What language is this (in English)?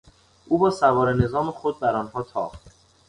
Persian